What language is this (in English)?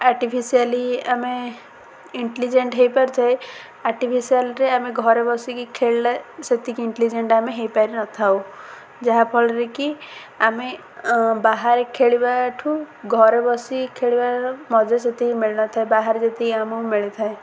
Odia